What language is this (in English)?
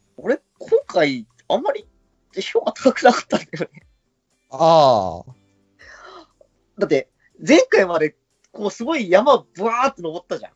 Japanese